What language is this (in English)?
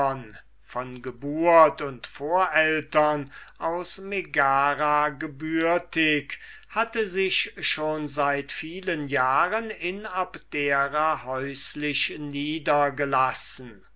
German